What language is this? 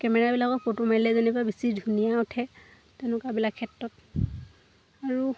Assamese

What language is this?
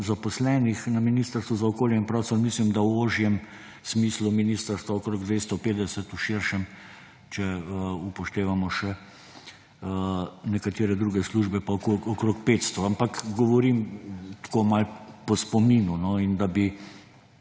Slovenian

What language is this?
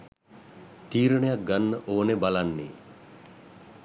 Sinhala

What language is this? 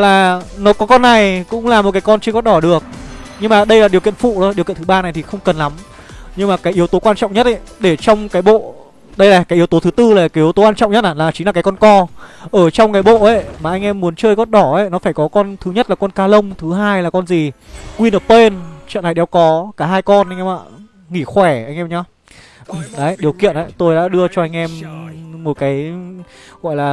Vietnamese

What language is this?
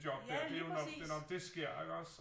Danish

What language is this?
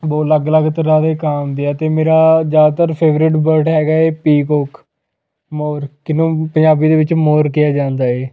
Punjabi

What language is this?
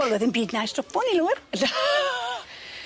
Welsh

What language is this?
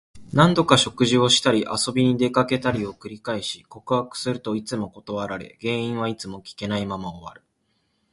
Japanese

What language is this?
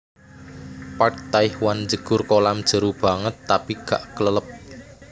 Javanese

